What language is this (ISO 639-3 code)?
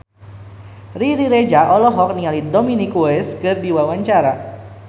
sun